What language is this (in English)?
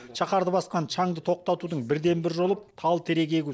Kazakh